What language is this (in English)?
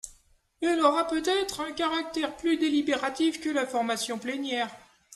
French